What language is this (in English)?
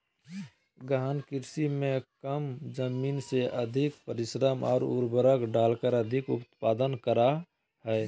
Magahi